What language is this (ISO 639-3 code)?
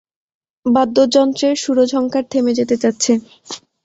ben